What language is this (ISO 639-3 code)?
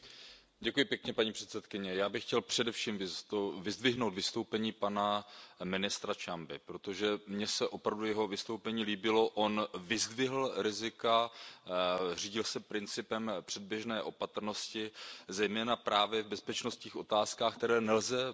ces